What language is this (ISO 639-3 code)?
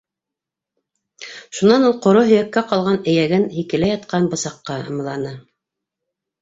bak